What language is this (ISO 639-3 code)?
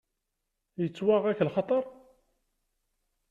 kab